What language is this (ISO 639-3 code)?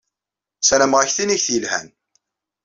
kab